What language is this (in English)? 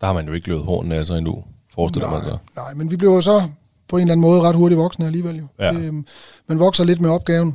Danish